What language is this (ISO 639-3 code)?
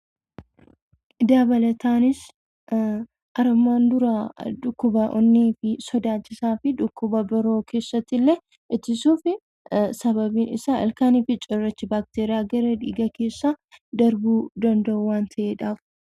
orm